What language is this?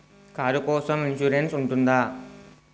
Telugu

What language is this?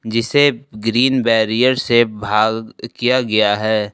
Hindi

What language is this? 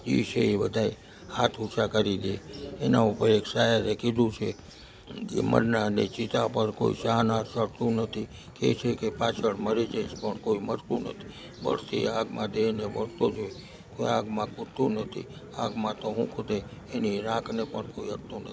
Gujarati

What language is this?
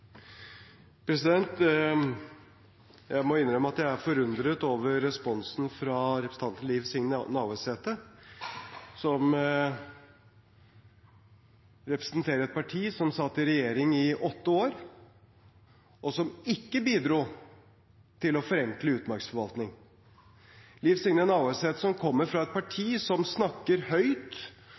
Norwegian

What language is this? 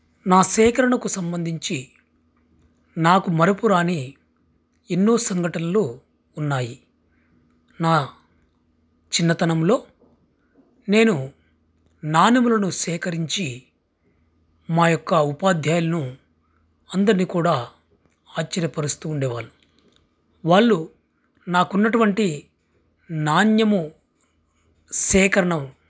Telugu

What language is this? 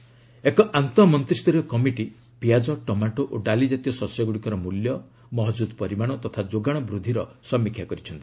Odia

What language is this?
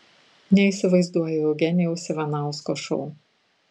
Lithuanian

